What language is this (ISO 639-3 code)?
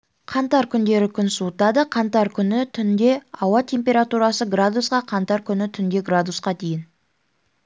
kaz